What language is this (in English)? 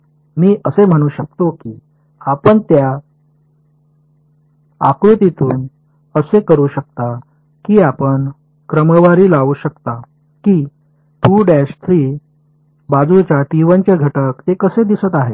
Marathi